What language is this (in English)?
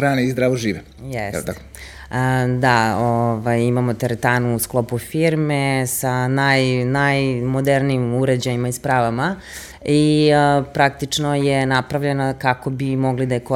Croatian